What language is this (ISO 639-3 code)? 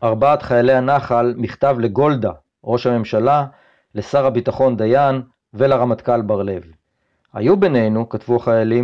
heb